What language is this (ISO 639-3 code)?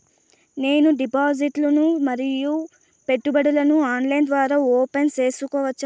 tel